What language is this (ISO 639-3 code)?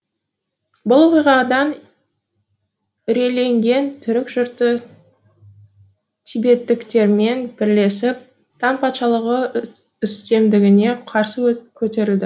kaz